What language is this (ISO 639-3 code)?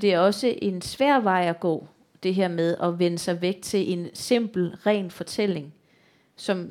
dan